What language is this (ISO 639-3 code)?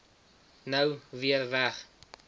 afr